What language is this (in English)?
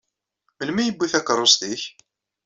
Kabyle